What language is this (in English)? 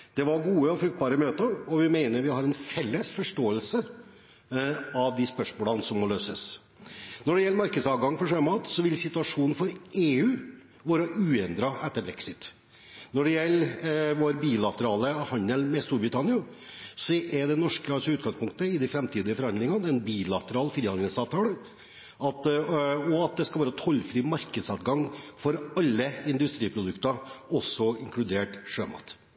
Norwegian Bokmål